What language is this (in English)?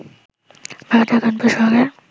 Bangla